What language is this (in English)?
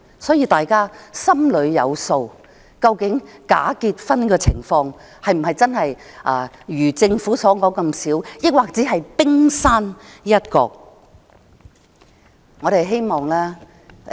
Cantonese